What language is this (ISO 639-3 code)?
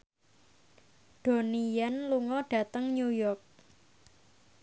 jav